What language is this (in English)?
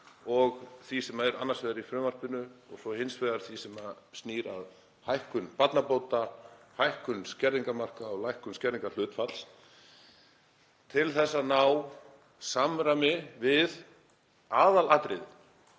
Icelandic